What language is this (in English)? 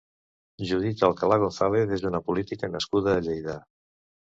Catalan